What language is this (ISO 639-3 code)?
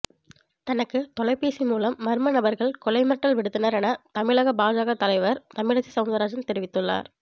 tam